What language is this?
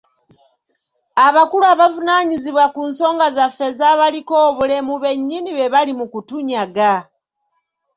Ganda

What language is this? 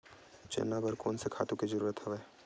Chhattisgarhi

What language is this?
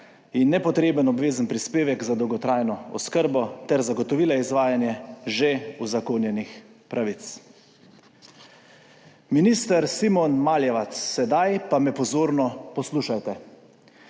Slovenian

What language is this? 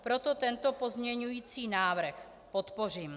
Czech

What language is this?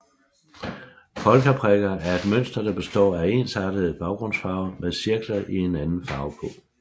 Danish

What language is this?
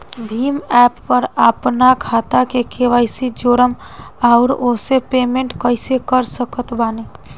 Bhojpuri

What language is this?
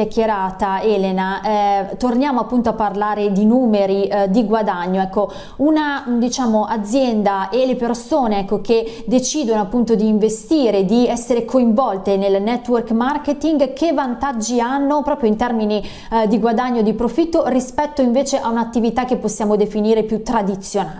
Italian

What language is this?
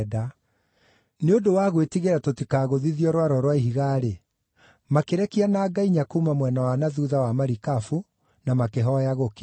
Kikuyu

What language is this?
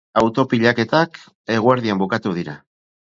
Basque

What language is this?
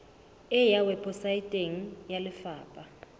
Southern Sotho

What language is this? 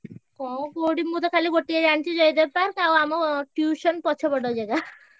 Odia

